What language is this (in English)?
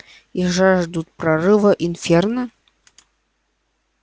Russian